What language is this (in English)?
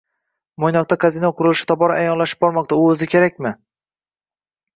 Uzbek